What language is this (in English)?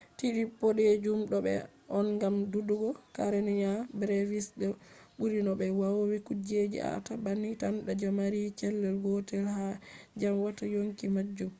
Fula